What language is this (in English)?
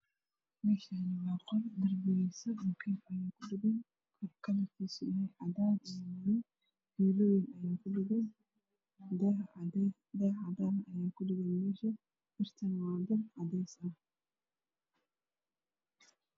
Somali